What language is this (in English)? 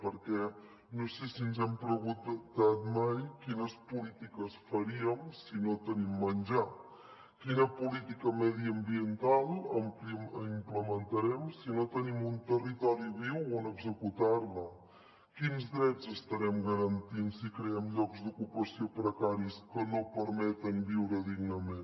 Catalan